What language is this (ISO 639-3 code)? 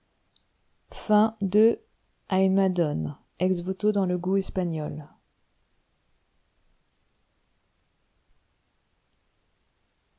fra